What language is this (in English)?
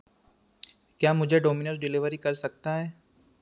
Hindi